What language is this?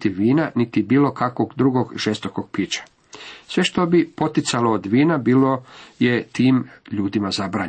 Croatian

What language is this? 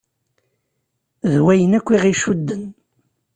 Kabyle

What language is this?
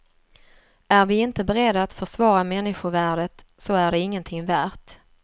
Swedish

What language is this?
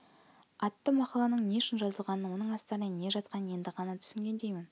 Kazakh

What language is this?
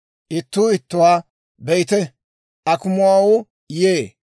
Dawro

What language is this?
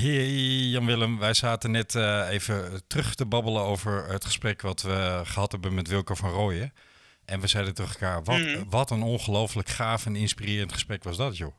Dutch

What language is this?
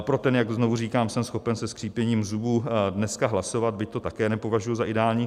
Czech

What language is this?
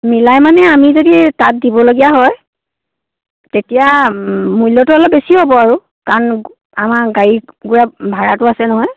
Assamese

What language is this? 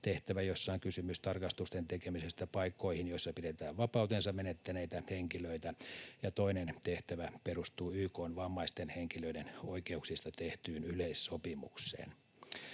Finnish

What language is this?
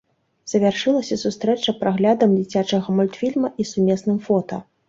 Belarusian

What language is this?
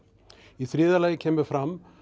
Icelandic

